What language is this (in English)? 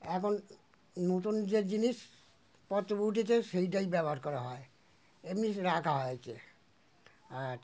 Bangla